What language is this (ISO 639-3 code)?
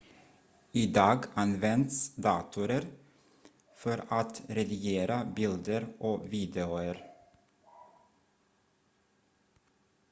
swe